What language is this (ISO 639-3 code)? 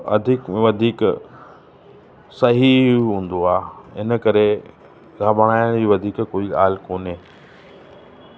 snd